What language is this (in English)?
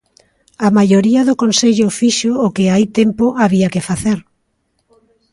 Galician